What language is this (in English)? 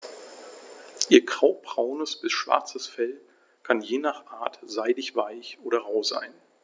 German